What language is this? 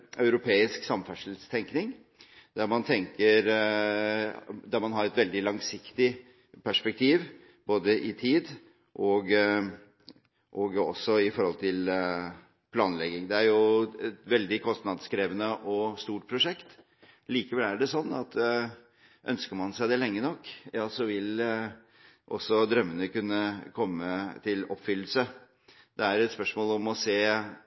Norwegian Bokmål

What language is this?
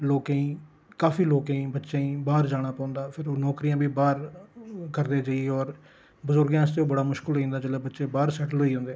Dogri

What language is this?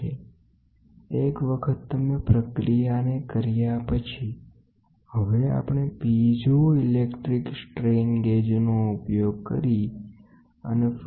Gujarati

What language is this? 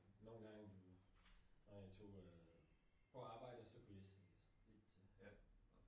Danish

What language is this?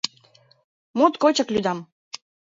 Mari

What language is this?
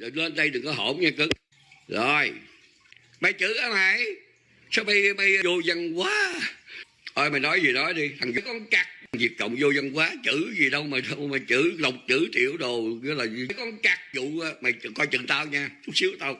Vietnamese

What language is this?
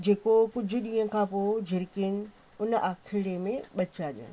Sindhi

